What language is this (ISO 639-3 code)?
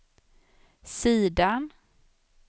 swe